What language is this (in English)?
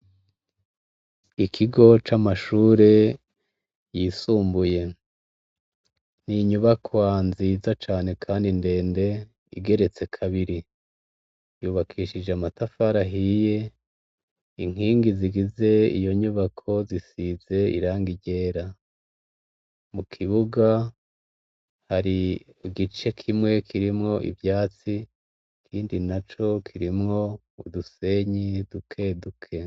Rundi